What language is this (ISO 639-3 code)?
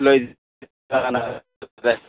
asm